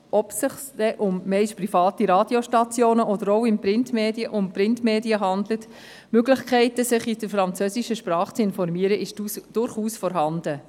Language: Swiss German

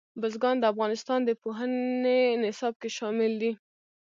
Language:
Pashto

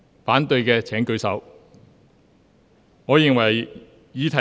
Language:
Cantonese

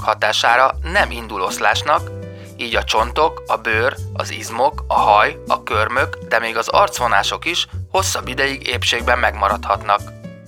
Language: Hungarian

